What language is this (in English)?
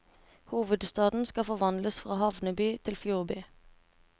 Norwegian